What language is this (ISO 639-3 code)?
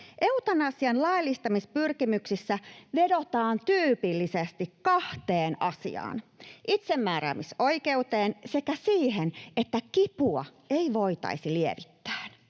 fin